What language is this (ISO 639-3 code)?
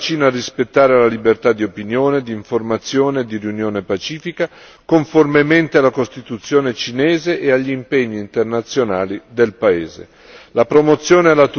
ita